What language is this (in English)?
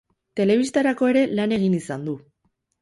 Basque